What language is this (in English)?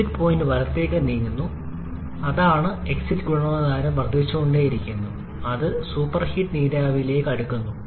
Malayalam